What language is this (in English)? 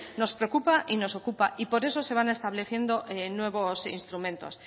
Spanish